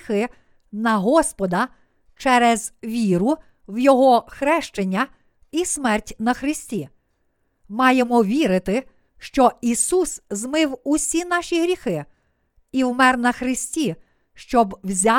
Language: Ukrainian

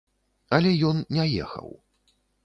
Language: Belarusian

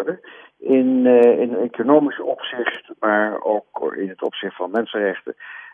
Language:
Dutch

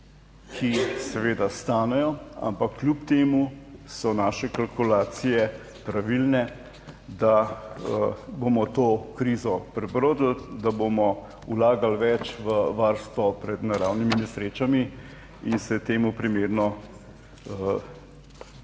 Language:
Slovenian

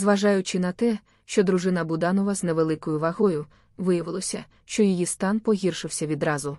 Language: Ukrainian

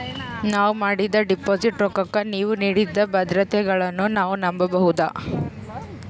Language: Kannada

